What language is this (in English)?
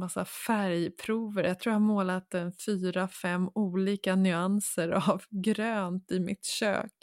Swedish